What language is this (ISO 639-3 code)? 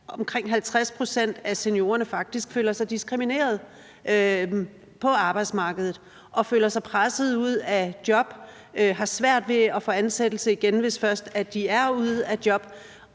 dan